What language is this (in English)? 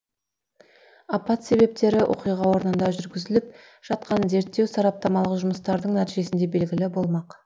Kazakh